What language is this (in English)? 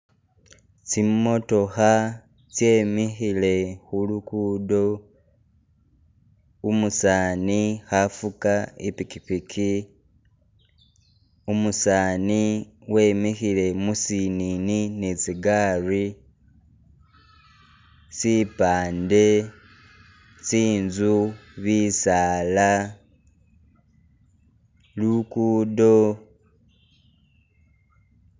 Masaaba